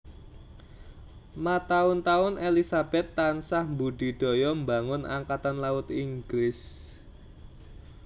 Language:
Javanese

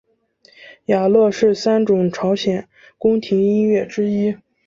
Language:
Chinese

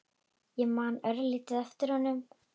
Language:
Icelandic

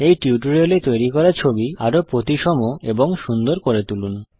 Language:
Bangla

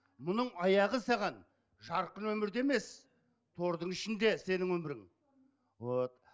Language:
Kazakh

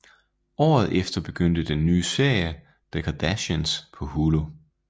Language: Danish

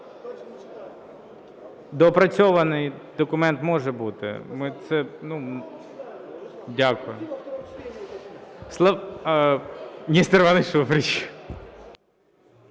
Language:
Ukrainian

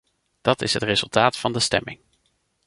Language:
Dutch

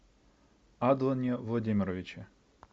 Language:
Russian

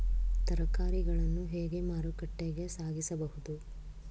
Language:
Kannada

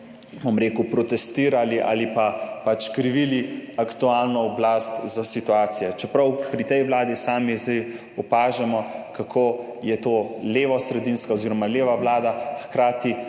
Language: Slovenian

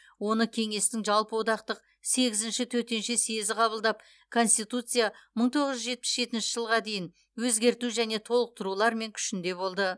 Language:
Kazakh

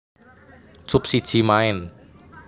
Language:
Javanese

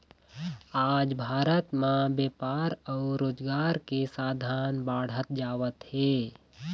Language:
Chhattisgarhi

